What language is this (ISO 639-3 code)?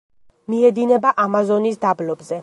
kat